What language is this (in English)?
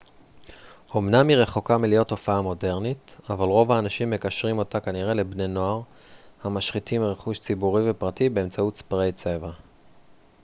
Hebrew